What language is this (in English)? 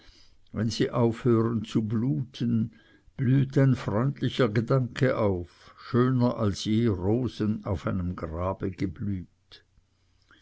German